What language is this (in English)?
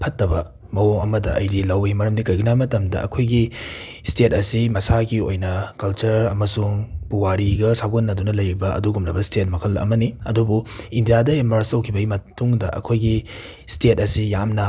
Manipuri